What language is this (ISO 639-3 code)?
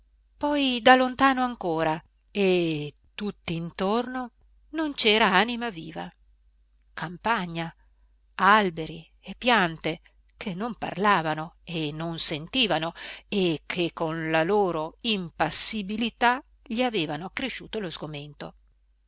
ita